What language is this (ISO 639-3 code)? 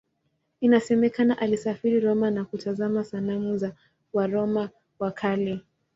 swa